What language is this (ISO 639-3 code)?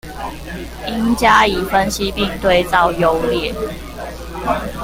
zho